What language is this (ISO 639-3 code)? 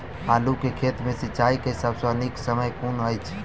mai